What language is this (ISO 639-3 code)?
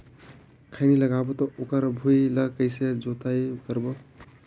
hne